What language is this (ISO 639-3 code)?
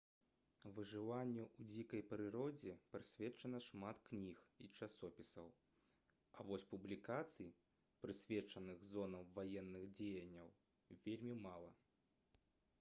bel